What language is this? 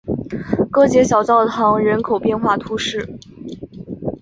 Chinese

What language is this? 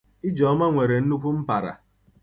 Igbo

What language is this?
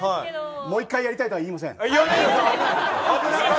Japanese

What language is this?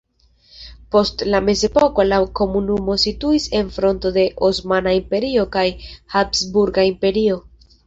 Esperanto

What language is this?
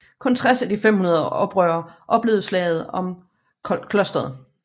Danish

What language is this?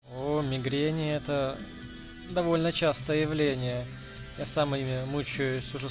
Russian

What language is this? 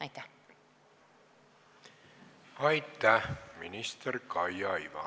Estonian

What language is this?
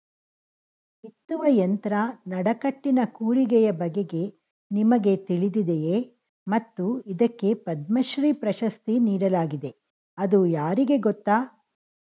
Kannada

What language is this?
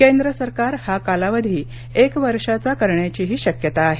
Marathi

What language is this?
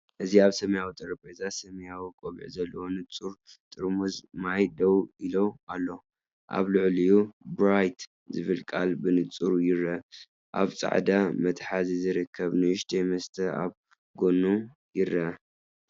Tigrinya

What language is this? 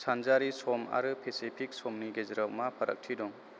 Bodo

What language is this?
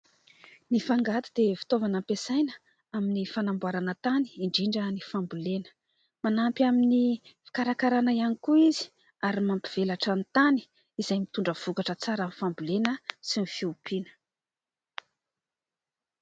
Malagasy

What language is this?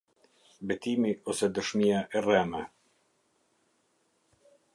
Albanian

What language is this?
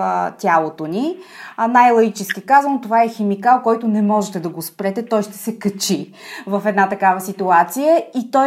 Bulgarian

